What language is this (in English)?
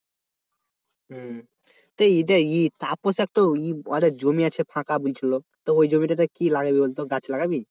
Bangla